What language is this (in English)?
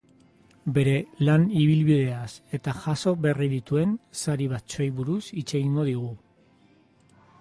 Basque